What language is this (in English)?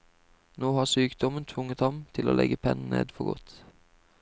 Norwegian